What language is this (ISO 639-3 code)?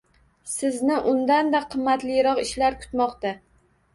uzb